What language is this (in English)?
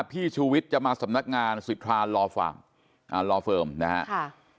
Thai